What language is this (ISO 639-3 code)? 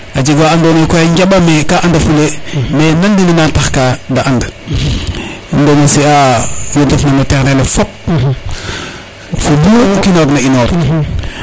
srr